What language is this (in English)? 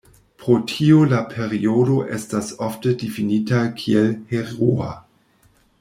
Esperanto